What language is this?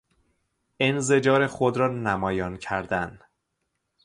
Persian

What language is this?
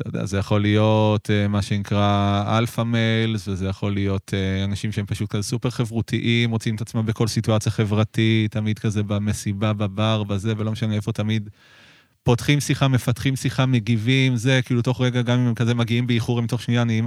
Hebrew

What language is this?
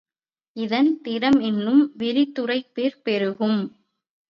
Tamil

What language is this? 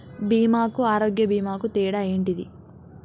Telugu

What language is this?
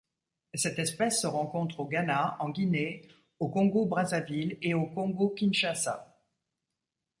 French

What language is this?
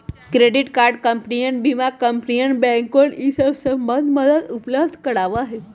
Magahi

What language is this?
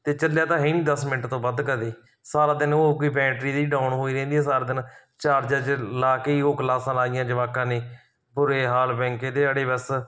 Punjabi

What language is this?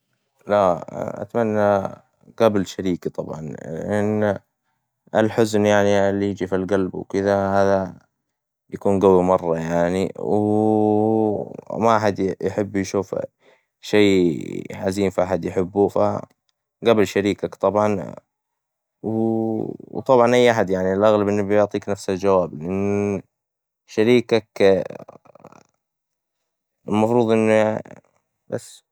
Hijazi Arabic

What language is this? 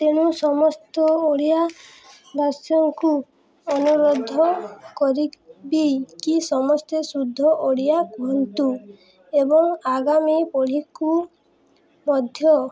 Odia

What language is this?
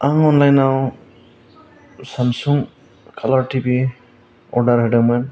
Bodo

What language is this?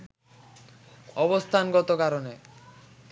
Bangla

